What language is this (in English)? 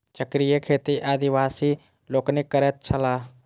Maithili